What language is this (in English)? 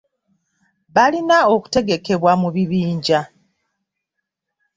Ganda